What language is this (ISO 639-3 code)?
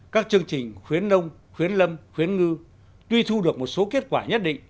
vie